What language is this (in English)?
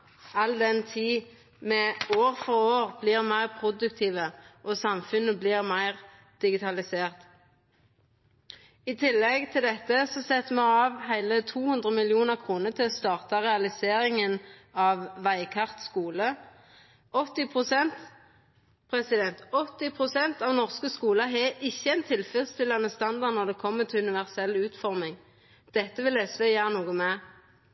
Norwegian Nynorsk